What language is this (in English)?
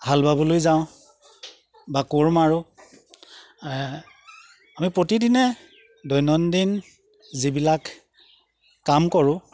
Assamese